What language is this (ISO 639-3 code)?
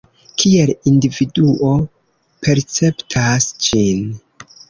epo